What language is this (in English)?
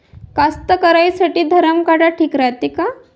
Marathi